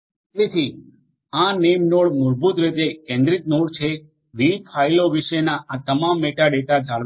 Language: Gujarati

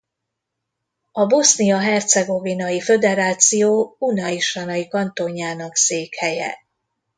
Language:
Hungarian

